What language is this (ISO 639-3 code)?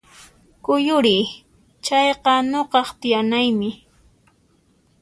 qxp